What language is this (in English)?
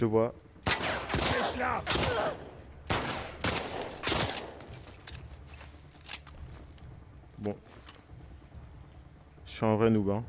French